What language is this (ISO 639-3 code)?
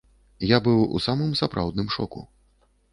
bel